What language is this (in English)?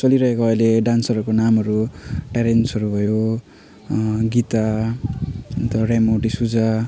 Nepali